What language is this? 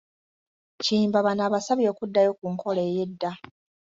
Ganda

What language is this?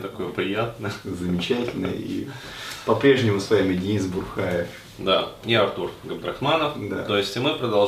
Russian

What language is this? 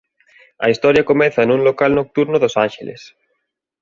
Galician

